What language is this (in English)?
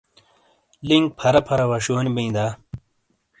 Shina